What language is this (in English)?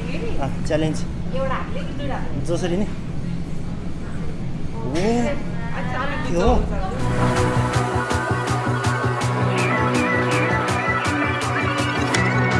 Indonesian